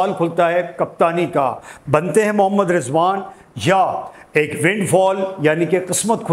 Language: Hindi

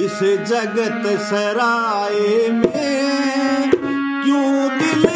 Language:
Arabic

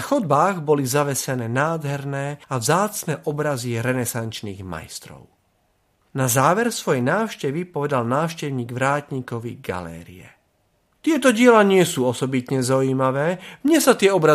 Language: Slovak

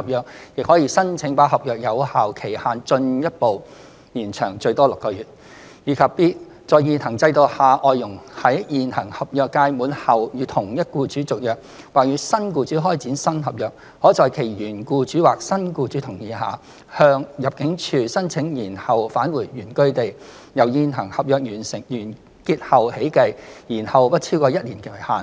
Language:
Cantonese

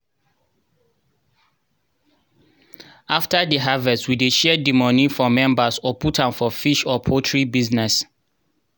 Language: Nigerian Pidgin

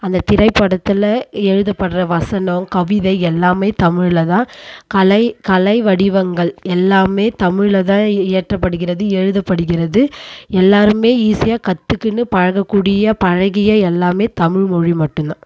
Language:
Tamil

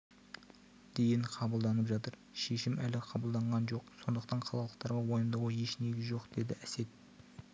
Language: Kazakh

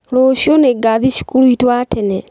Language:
Kikuyu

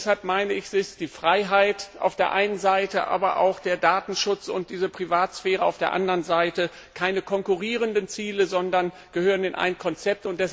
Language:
German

